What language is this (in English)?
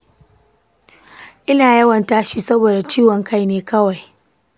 Hausa